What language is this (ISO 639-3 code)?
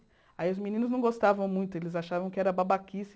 por